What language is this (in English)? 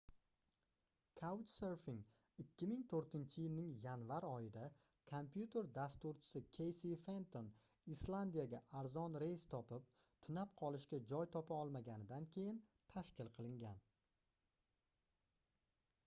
Uzbek